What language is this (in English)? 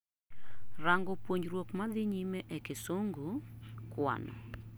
Luo (Kenya and Tanzania)